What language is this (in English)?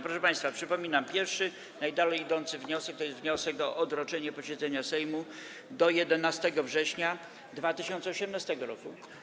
Polish